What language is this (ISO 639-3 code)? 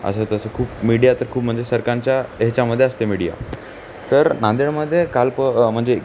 mar